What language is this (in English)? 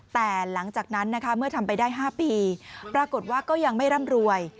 Thai